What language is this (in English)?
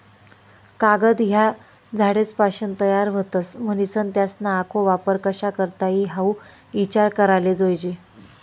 Marathi